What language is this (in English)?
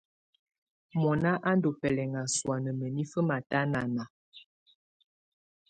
Tunen